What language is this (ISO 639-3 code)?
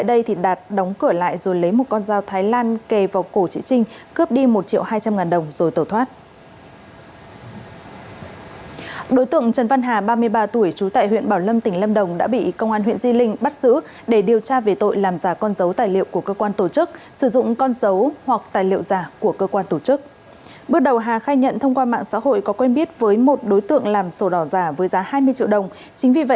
vie